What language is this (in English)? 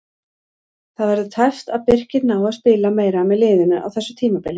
Icelandic